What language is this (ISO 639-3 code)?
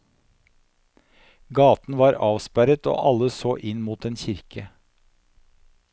nor